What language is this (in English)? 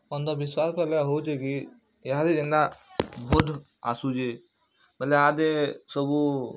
Odia